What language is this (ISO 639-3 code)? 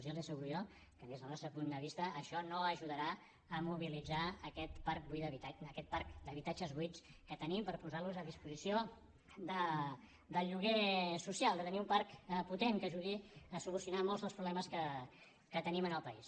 cat